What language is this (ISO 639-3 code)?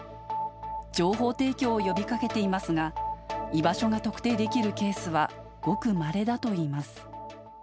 jpn